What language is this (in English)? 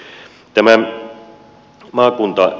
Finnish